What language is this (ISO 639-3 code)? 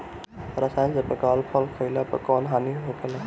bho